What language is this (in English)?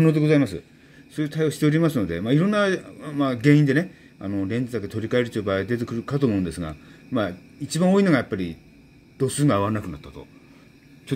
Japanese